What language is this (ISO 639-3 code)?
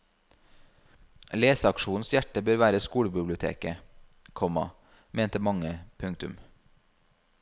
nor